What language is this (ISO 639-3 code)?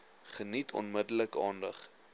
afr